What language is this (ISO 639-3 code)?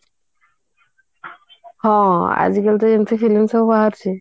ori